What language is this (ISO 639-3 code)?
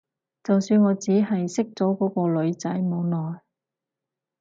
yue